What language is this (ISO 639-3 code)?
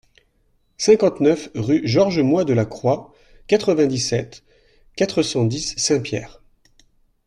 fra